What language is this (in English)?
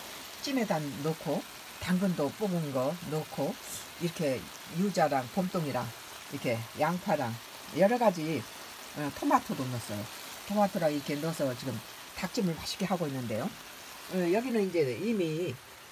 Korean